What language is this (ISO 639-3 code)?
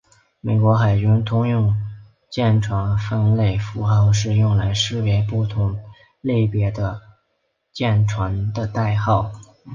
zho